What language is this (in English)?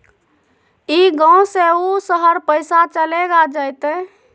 Magahi